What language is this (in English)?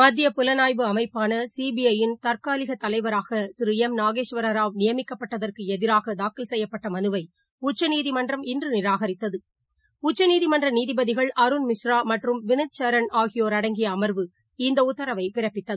Tamil